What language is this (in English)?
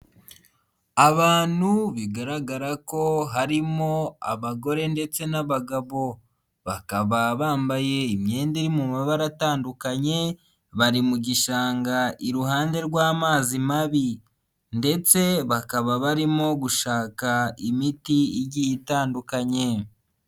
Kinyarwanda